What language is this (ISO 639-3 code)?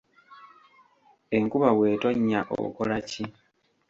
lug